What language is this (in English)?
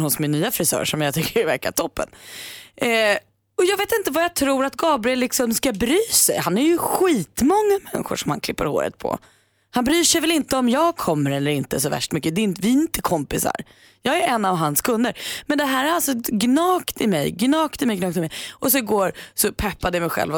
Swedish